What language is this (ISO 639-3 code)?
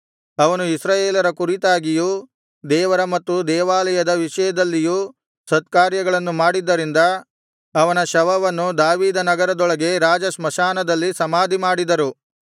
kan